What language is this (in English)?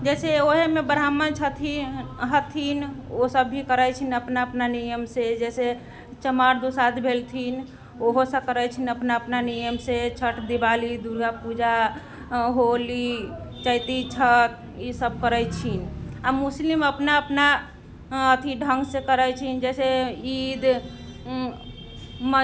Maithili